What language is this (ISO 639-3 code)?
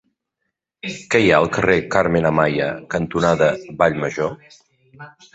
cat